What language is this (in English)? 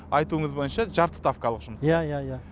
Kazakh